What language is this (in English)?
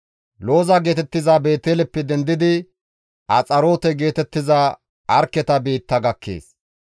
Gamo